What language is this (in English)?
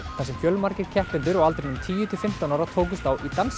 Icelandic